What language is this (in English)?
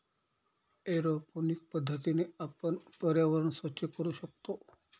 Marathi